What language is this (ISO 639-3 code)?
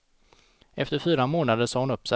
swe